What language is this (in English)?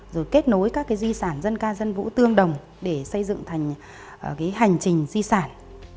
Vietnamese